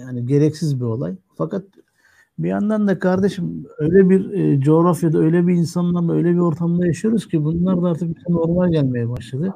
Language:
Turkish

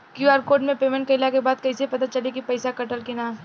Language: Bhojpuri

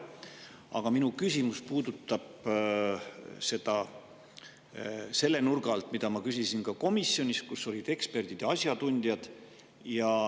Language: Estonian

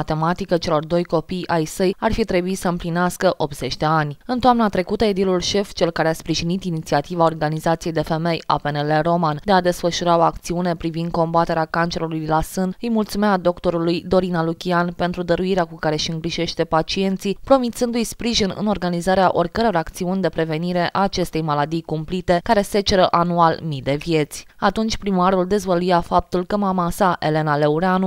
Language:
Romanian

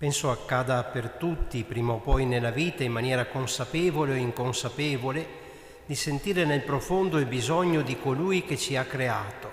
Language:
Italian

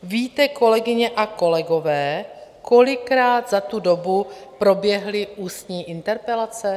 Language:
Czech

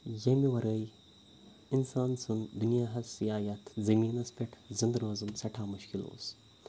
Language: Kashmiri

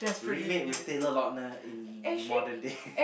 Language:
English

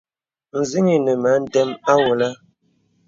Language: Bebele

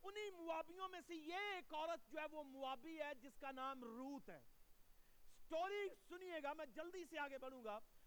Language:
Urdu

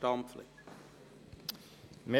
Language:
Swiss German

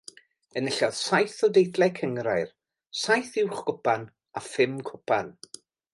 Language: Welsh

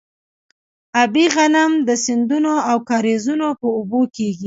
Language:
Pashto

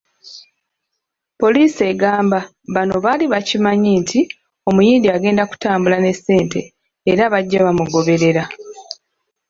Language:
Ganda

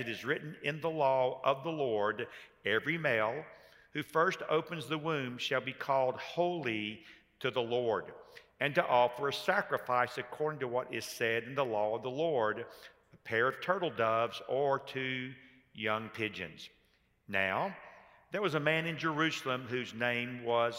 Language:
English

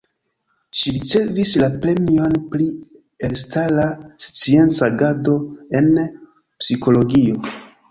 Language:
Esperanto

